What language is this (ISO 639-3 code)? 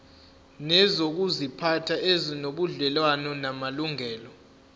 zul